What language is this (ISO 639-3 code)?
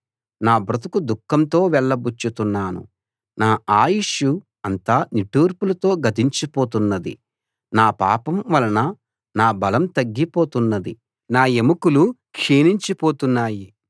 tel